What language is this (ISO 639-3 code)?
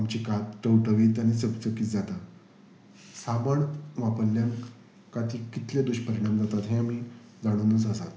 kok